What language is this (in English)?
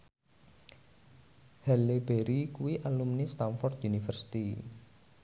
Javanese